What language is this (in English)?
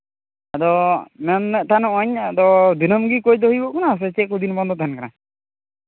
Santali